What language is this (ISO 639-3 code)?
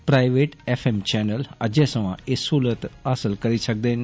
doi